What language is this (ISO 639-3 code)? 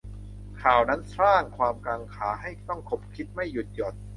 tha